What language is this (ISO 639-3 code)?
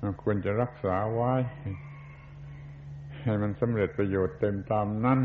tha